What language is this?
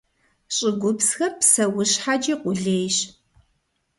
Kabardian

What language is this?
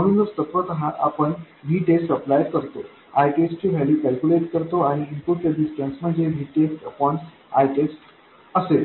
Marathi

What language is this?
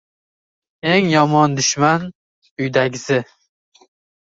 Uzbek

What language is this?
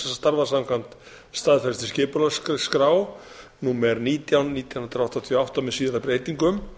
Icelandic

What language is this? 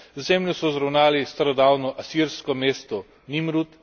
Slovenian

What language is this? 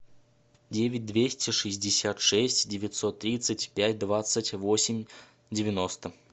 Russian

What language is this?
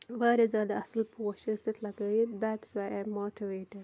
Kashmiri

